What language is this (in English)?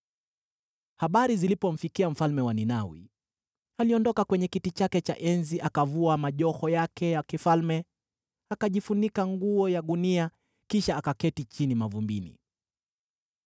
Swahili